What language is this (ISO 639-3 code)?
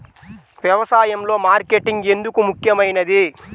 tel